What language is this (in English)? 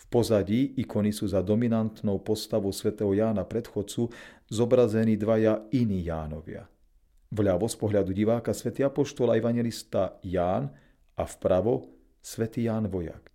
Slovak